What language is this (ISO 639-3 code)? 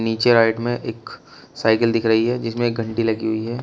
hin